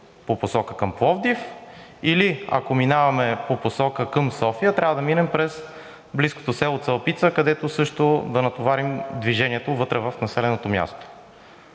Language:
Bulgarian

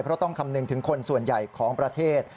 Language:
Thai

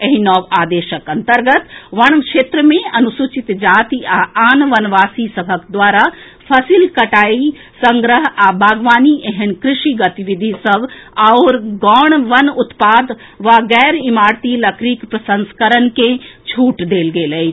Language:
Maithili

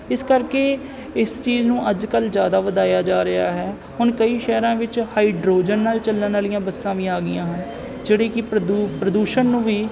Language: Punjabi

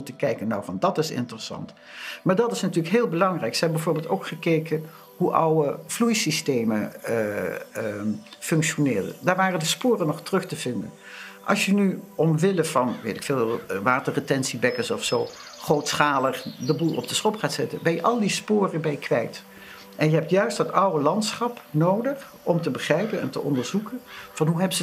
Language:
Dutch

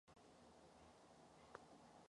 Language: Czech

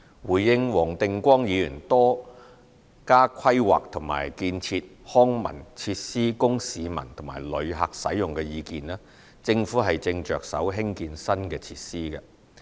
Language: Cantonese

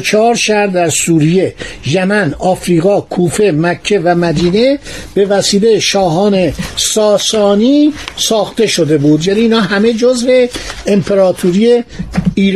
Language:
Persian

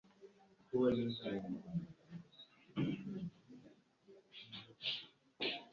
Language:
Ganda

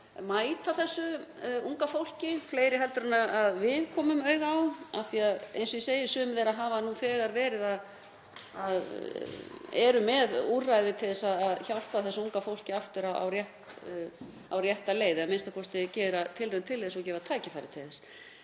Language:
Icelandic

